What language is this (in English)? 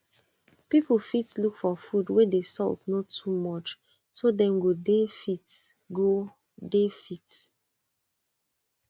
Nigerian Pidgin